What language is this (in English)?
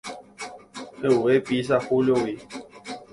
Guarani